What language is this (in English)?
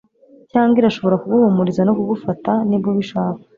Kinyarwanda